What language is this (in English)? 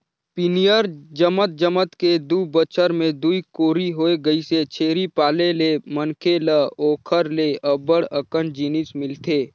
Chhattisgarhi